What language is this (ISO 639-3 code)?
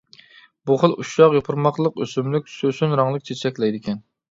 uig